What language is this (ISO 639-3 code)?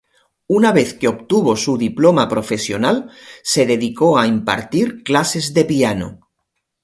spa